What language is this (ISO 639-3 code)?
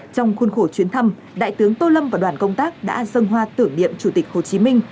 vie